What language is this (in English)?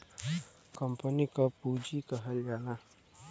Bhojpuri